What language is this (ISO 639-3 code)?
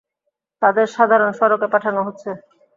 ben